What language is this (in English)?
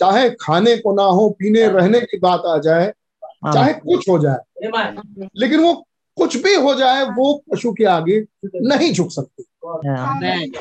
Hindi